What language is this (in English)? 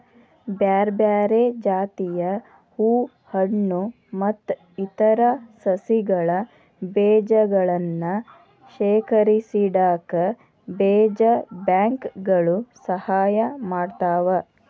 Kannada